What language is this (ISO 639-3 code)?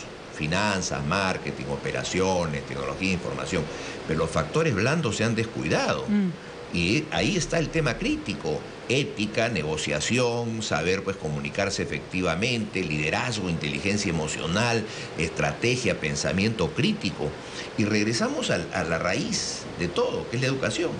spa